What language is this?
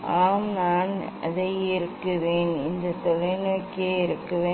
Tamil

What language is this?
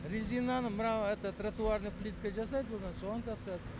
Kazakh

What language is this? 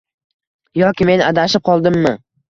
Uzbek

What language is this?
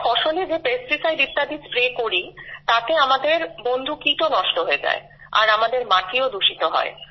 Bangla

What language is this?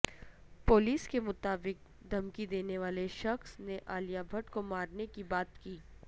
Urdu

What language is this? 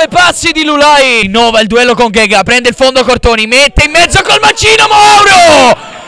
Italian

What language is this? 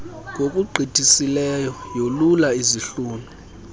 Xhosa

